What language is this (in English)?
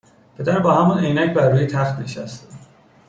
Persian